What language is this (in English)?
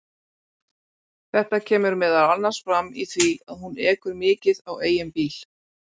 Icelandic